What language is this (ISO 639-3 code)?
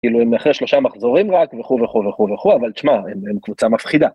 heb